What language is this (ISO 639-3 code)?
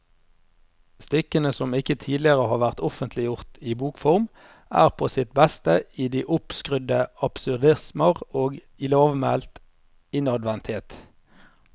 nor